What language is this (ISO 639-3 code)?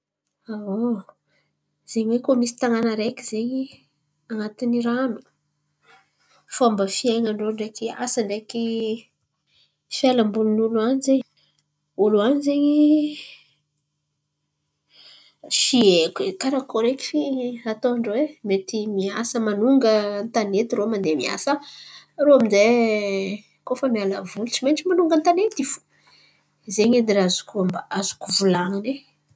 xmv